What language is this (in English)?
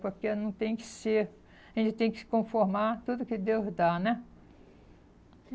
Portuguese